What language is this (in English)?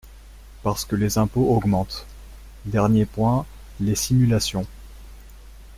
French